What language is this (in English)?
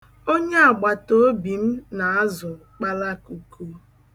Igbo